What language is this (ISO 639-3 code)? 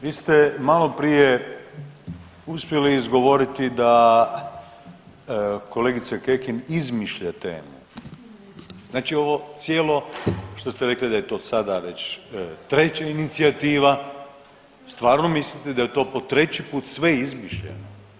hrv